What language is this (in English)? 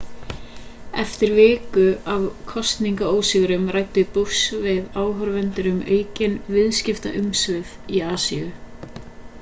Icelandic